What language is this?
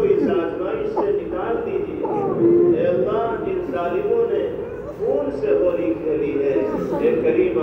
Arabic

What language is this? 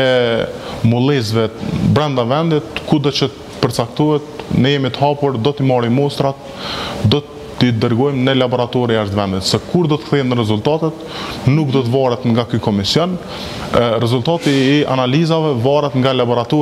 Romanian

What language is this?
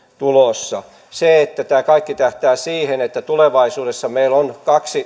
Finnish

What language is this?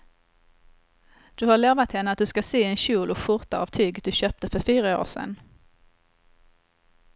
Swedish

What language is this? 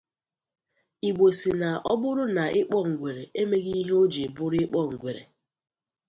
Igbo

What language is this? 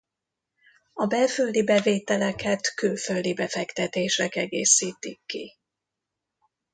Hungarian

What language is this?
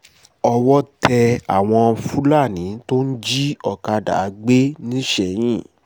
Yoruba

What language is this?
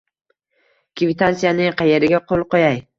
Uzbek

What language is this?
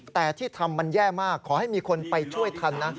Thai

